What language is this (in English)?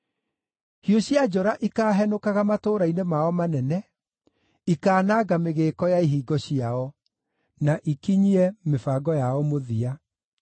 Kikuyu